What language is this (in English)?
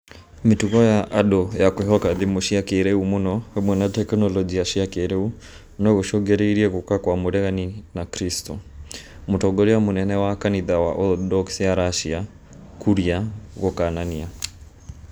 Kikuyu